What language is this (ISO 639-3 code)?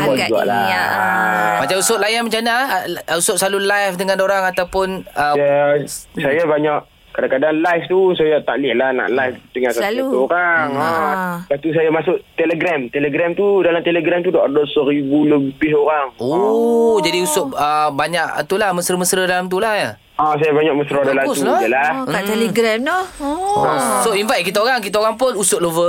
msa